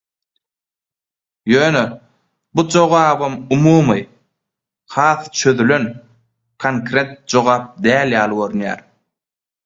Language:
Turkmen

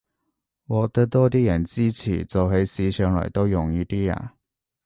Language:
Cantonese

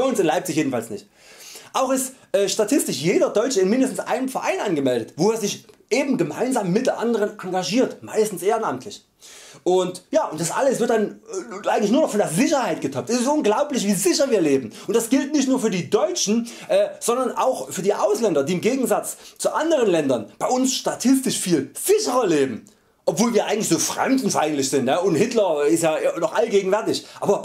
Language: German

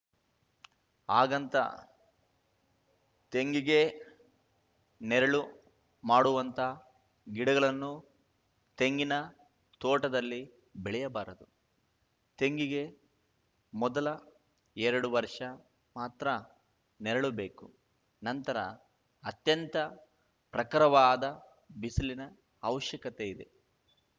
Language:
Kannada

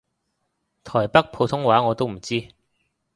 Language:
Cantonese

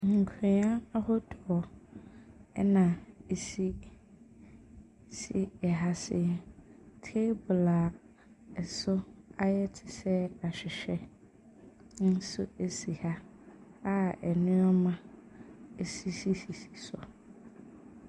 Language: Akan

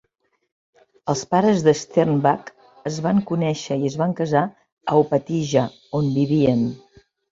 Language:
Catalan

